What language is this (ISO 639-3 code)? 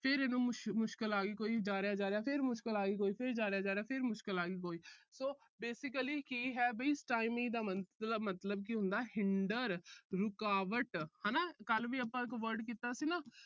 pan